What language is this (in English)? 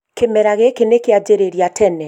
Kikuyu